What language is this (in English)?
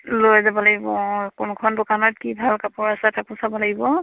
Assamese